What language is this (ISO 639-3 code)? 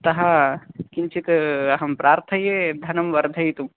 san